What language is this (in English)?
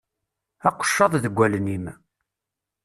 Kabyle